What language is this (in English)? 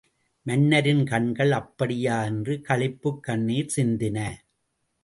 Tamil